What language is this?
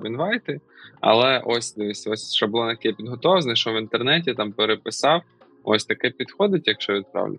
Ukrainian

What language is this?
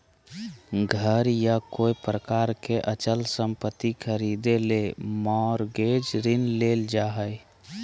Magahi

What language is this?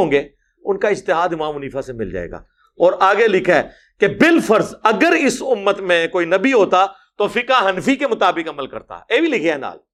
Urdu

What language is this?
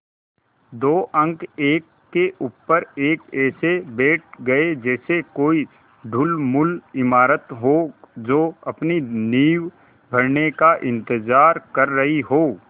Hindi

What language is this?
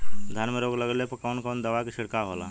Bhojpuri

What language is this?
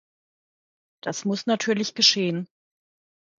German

